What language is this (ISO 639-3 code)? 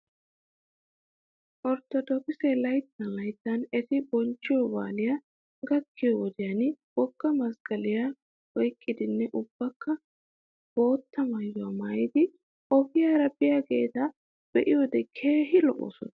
wal